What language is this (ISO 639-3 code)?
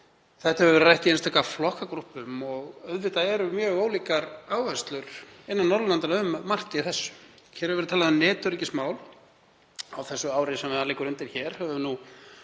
isl